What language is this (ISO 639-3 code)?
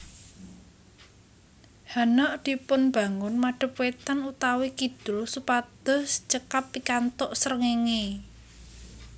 jav